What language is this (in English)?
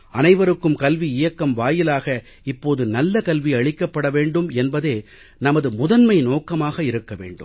Tamil